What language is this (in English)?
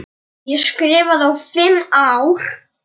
Icelandic